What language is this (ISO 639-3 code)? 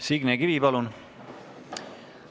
est